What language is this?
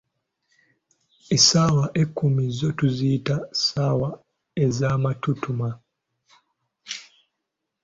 Ganda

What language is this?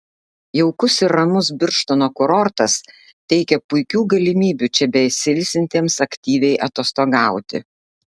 Lithuanian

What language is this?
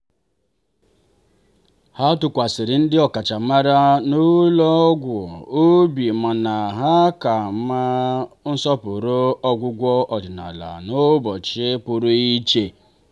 Igbo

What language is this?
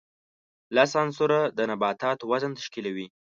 Pashto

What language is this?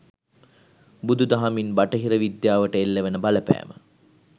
Sinhala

